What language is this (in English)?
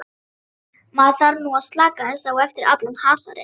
Icelandic